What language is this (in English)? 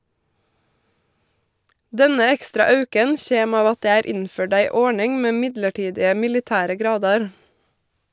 Norwegian